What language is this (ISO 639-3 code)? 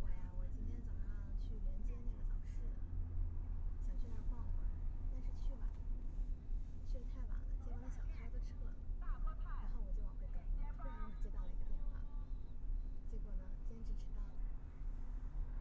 zho